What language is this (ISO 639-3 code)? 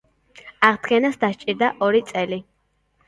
kat